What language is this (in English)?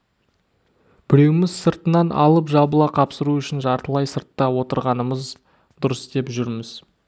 Kazakh